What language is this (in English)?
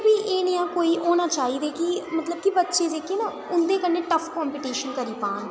Dogri